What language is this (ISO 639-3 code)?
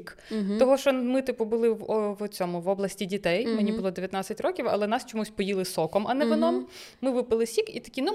ukr